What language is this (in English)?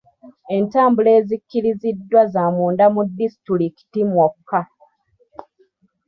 Ganda